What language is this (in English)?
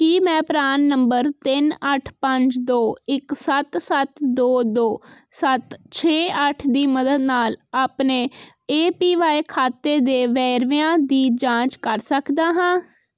Punjabi